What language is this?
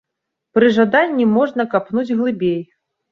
Belarusian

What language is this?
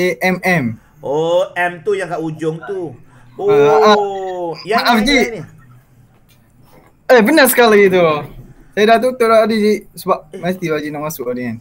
Malay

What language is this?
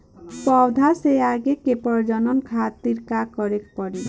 Bhojpuri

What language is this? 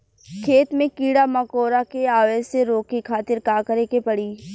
Bhojpuri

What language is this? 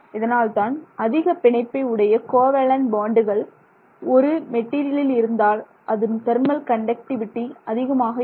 Tamil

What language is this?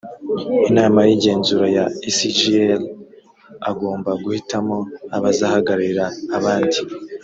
Kinyarwanda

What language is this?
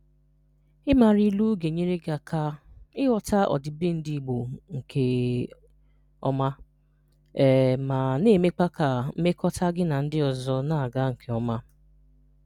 Igbo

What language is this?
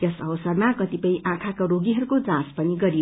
Nepali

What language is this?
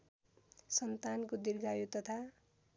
Nepali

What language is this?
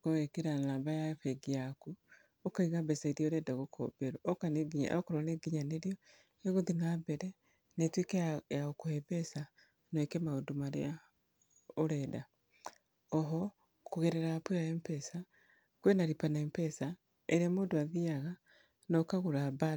Kikuyu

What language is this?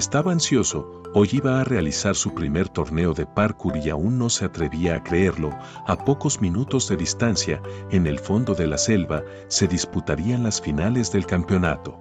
Spanish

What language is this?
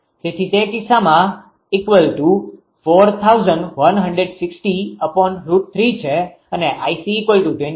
Gujarati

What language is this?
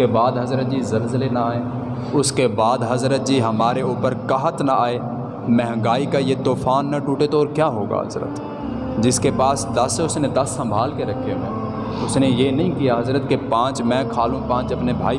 Urdu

